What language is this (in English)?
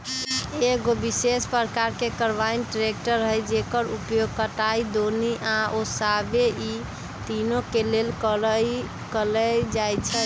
Magahi